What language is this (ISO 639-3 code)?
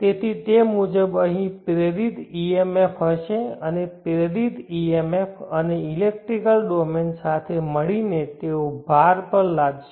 guj